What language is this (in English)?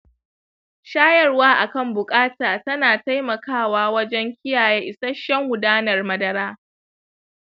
Hausa